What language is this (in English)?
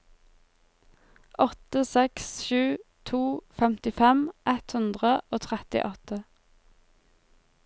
Norwegian